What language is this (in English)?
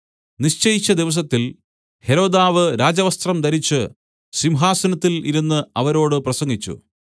Malayalam